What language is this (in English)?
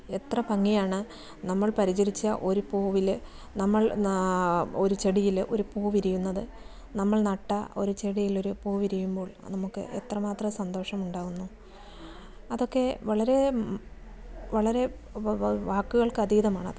Malayalam